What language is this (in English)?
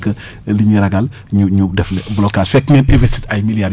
Wolof